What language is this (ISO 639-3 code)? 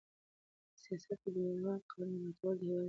pus